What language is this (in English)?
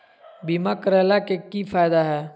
Magahi